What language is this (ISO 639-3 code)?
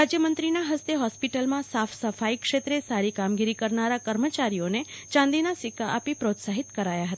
guj